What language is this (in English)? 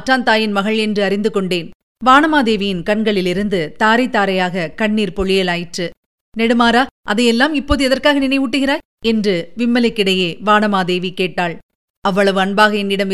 Tamil